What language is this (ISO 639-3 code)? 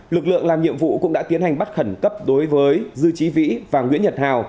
vie